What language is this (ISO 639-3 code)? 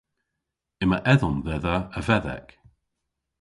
cor